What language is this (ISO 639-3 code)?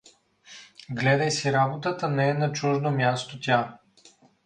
bul